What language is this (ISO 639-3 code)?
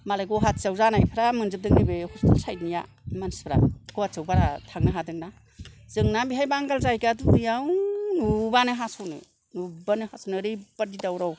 brx